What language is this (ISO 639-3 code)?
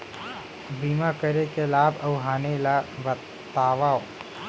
hne